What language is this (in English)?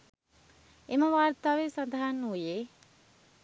Sinhala